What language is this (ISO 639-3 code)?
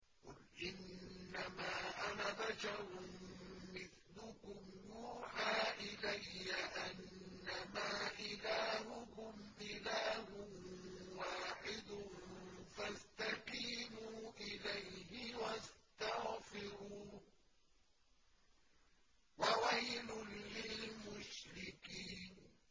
ara